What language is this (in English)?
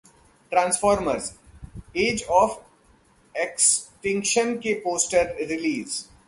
Hindi